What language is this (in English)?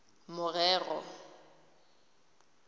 Tswana